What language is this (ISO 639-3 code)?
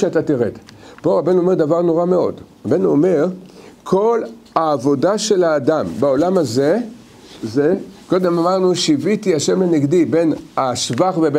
heb